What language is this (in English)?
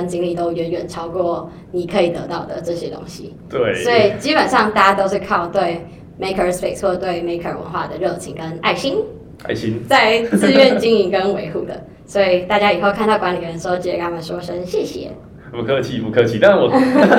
Chinese